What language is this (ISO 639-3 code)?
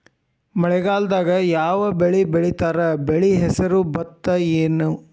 kan